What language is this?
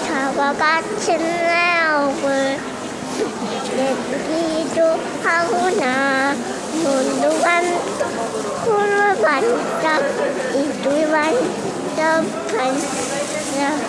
Korean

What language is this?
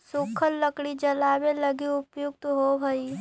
Magahi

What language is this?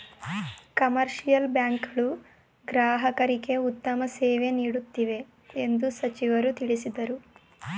Kannada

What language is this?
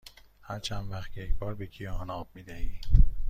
Persian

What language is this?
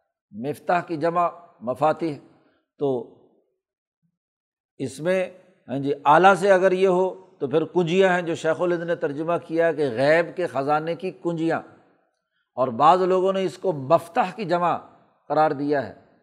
Urdu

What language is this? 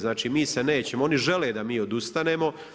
Croatian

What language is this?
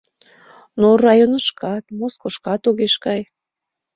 Mari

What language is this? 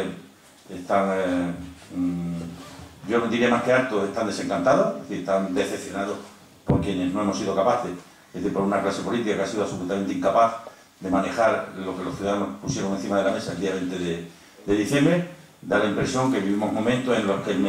Spanish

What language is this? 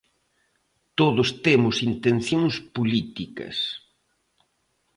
Galician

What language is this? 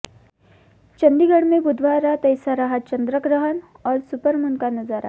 Hindi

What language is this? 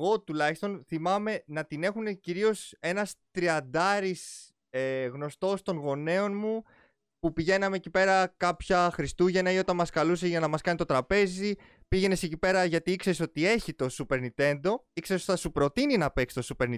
Greek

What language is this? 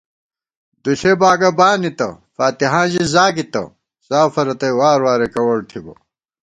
Gawar-Bati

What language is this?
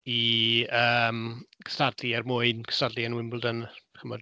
Welsh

